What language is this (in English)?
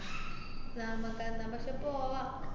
Malayalam